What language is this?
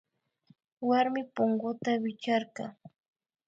Imbabura Highland Quichua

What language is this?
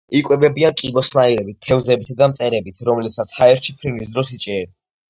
Georgian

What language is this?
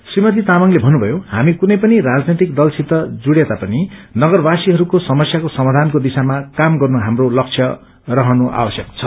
Nepali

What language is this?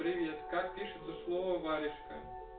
Russian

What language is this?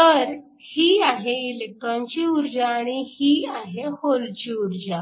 Marathi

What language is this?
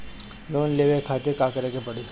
Bhojpuri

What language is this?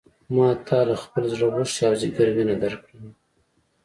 Pashto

